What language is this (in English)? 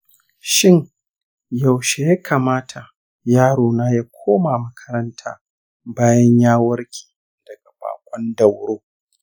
Hausa